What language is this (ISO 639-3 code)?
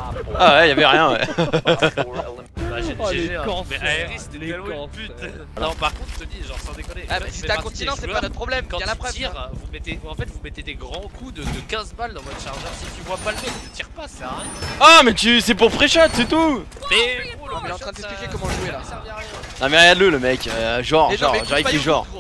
fra